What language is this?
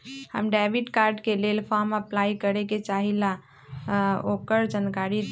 Magahi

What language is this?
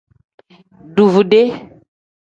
Tem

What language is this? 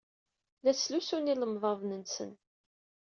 Kabyle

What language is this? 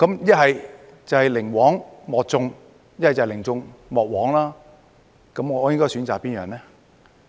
Cantonese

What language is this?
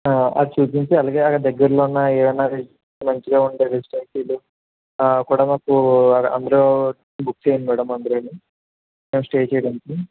Telugu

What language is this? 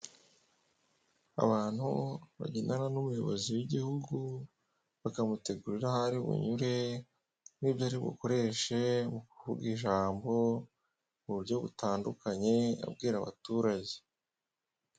Kinyarwanda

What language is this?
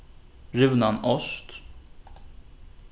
Faroese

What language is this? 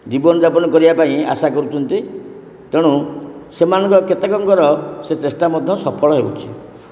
Odia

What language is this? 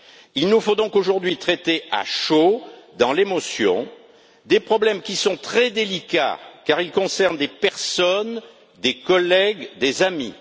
French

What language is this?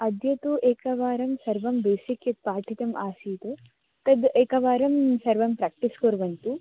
Sanskrit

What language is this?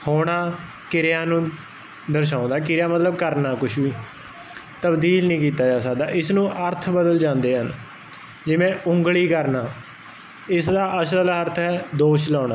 Punjabi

